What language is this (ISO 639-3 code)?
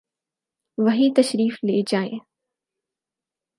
urd